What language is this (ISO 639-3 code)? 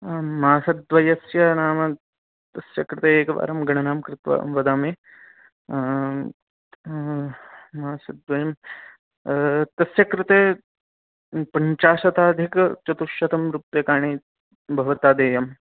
san